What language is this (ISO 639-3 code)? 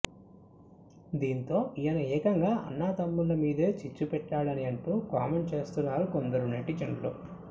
tel